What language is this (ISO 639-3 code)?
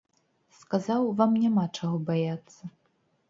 bel